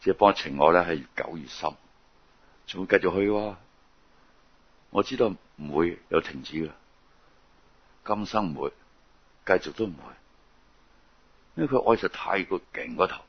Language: Chinese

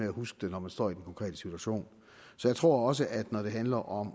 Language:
Danish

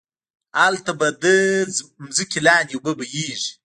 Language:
Pashto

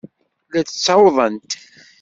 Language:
Kabyle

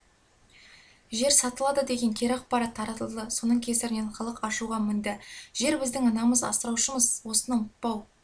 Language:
Kazakh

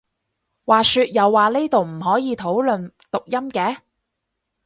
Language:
Cantonese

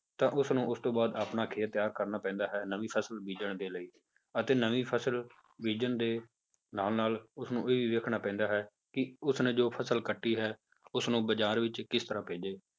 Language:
Punjabi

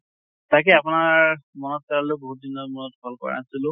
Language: Assamese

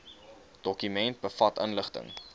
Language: Afrikaans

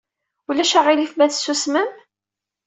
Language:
Kabyle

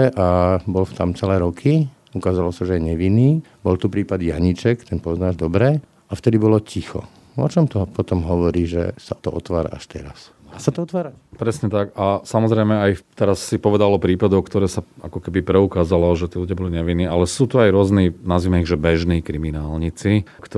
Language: Slovak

